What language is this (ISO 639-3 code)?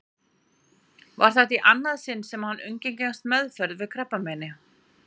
isl